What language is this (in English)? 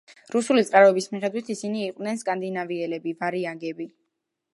Georgian